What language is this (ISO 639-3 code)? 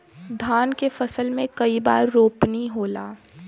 bho